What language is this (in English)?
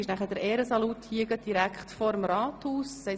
Swiss German